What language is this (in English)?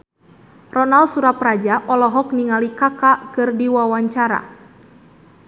Sundanese